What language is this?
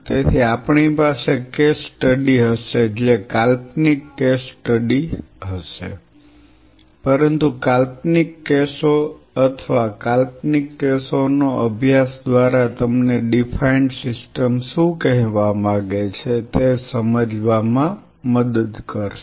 Gujarati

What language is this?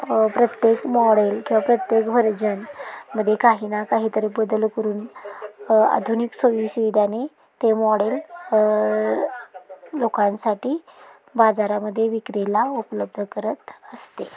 Marathi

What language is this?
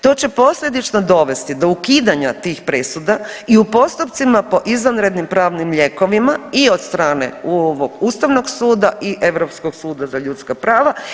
Croatian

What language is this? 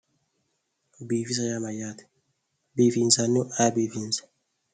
Sidamo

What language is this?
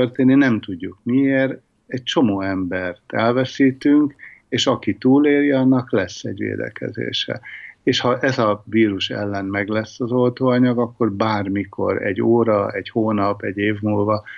Hungarian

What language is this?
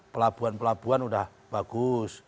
Indonesian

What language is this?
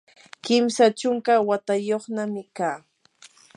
Yanahuanca Pasco Quechua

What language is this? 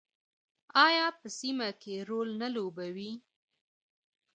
Pashto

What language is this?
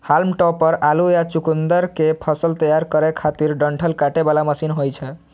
Maithili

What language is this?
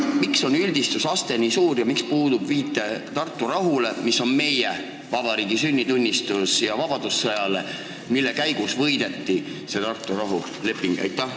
Estonian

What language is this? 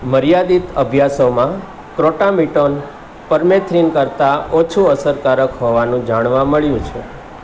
Gujarati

